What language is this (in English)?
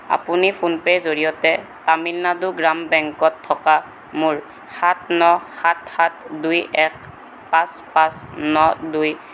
Assamese